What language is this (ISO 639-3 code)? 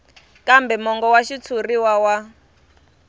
tso